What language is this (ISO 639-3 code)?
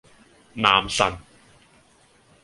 yue